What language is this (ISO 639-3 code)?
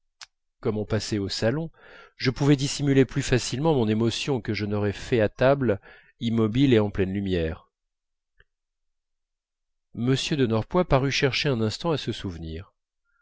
fra